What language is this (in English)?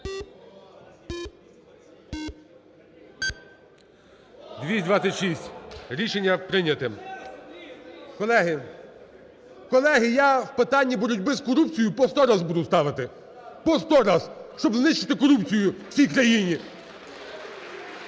Ukrainian